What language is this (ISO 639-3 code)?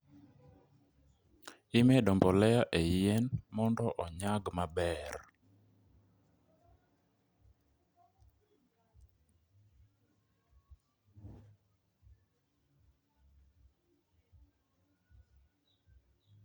luo